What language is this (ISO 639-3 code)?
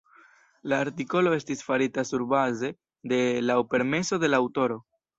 epo